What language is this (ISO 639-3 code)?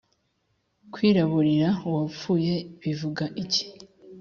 kin